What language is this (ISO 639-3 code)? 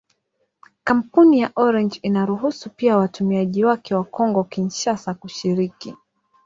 swa